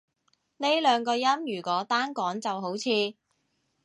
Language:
Cantonese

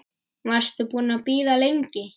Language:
Icelandic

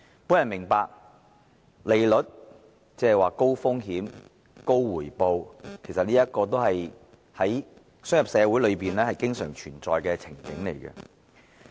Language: Cantonese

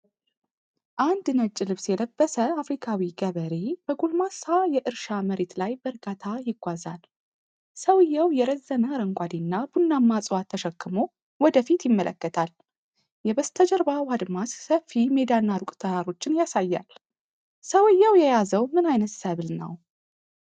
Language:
Amharic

